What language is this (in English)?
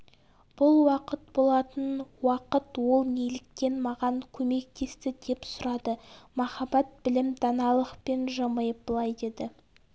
Kazakh